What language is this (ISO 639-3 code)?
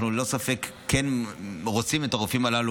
heb